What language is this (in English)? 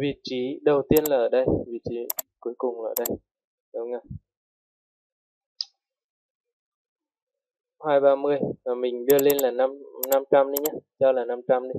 Vietnamese